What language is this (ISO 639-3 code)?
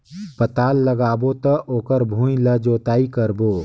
hne